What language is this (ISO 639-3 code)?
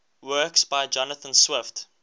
eng